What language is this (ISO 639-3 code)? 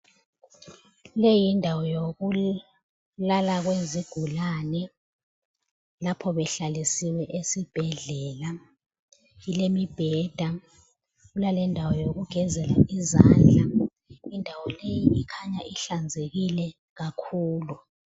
nde